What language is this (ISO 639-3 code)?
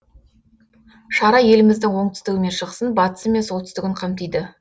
kaz